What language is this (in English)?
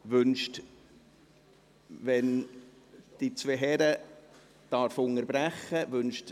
Swiss German